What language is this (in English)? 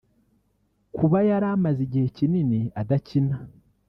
Kinyarwanda